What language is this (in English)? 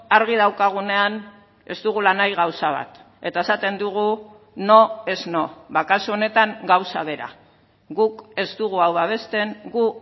Basque